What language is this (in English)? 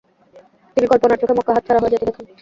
Bangla